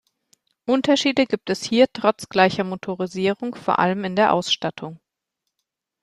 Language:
German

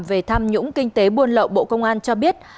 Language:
Vietnamese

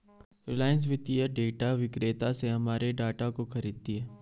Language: Hindi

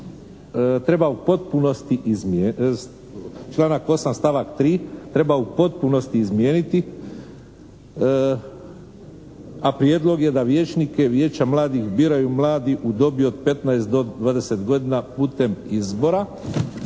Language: Croatian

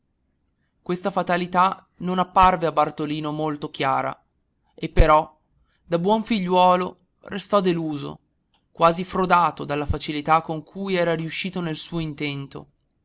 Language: Italian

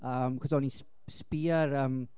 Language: Welsh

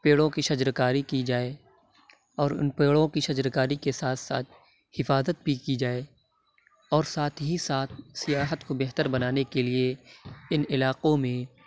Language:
Urdu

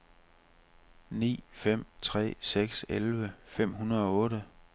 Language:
Danish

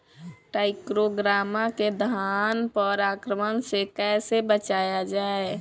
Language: Bhojpuri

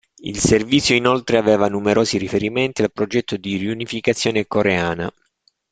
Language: Italian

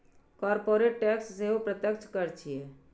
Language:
Maithili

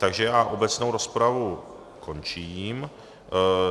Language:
Czech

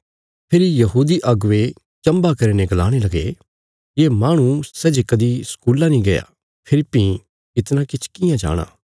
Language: Bilaspuri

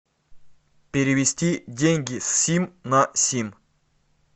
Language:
Russian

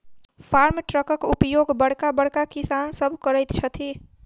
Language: Maithili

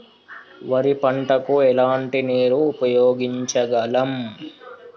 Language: Telugu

